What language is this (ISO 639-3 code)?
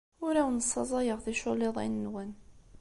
kab